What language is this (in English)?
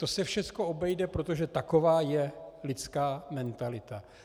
Czech